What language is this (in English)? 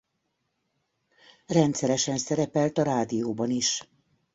Hungarian